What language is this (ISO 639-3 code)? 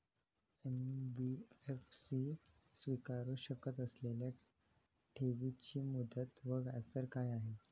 mar